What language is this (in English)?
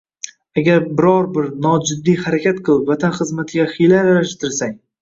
Uzbek